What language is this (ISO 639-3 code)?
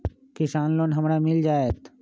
mag